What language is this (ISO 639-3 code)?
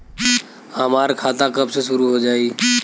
bho